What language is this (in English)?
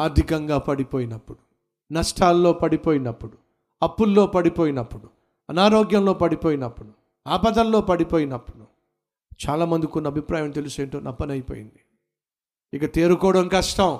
Telugu